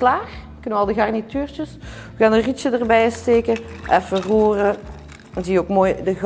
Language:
Dutch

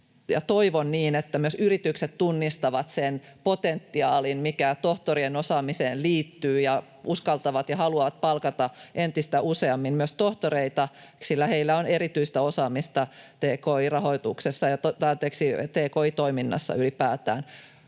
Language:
Finnish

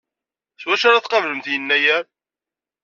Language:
Kabyle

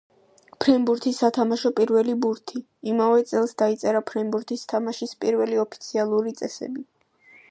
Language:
Georgian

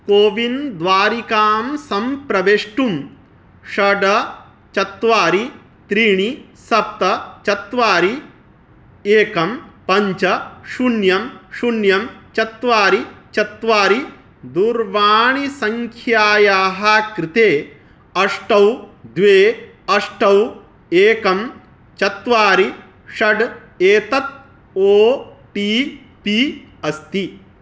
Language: Sanskrit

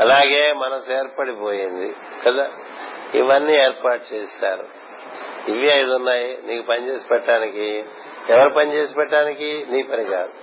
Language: Telugu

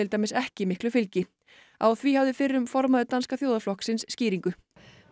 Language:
Icelandic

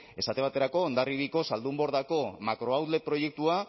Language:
Basque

